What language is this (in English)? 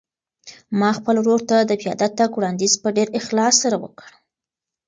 Pashto